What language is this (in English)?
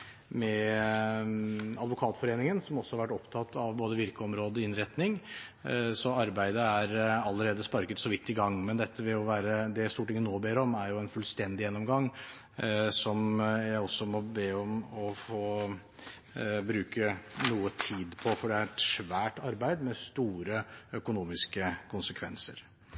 Norwegian Bokmål